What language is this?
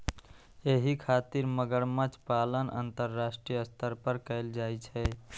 Maithili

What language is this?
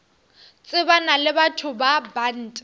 Northern Sotho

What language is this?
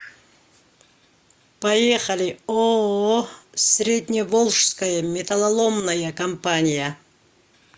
Russian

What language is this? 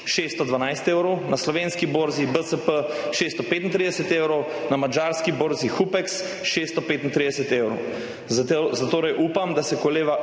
Slovenian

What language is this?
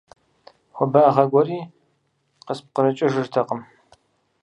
Kabardian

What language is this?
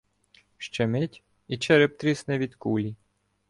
Ukrainian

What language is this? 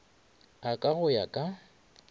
Northern Sotho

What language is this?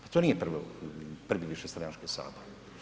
Croatian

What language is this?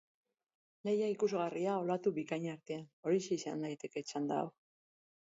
Basque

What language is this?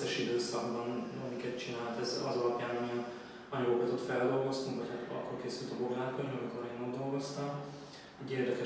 Hungarian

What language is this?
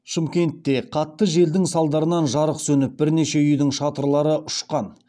Kazakh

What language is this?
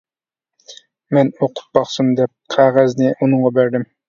Uyghur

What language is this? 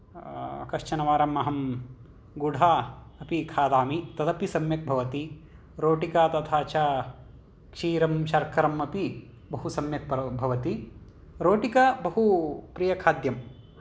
Sanskrit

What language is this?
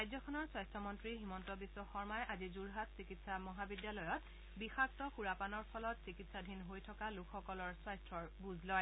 Assamese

